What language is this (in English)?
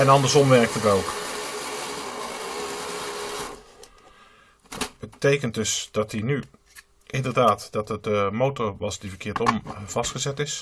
Dutch